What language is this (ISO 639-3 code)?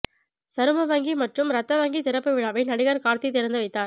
tam